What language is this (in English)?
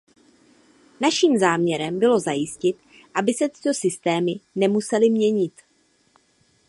Czech